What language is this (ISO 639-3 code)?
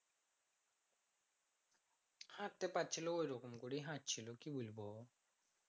ben